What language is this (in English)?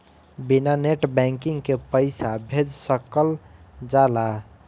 Bhojpuri